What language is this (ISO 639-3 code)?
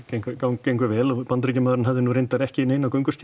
isl